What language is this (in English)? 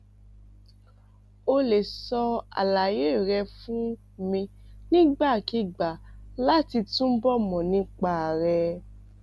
Yoruba